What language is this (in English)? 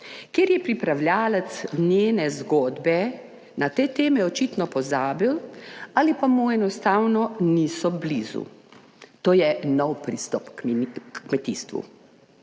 Slovenian